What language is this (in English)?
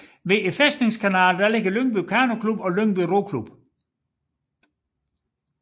Danish